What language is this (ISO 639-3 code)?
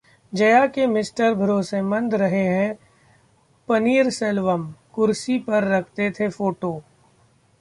hin